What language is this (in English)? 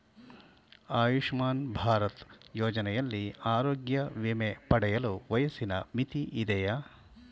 Kannada